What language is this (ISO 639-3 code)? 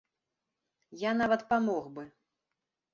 bel